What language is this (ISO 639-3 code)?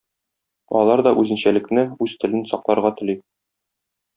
tat